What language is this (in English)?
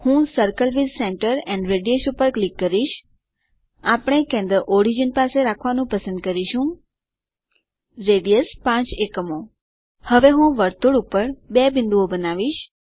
Gujarati